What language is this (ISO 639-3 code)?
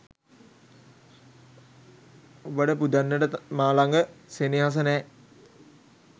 sin